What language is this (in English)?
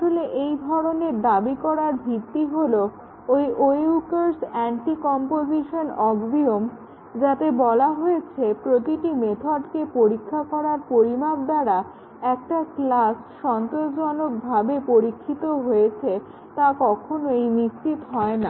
Bangla